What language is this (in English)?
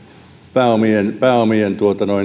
Finnish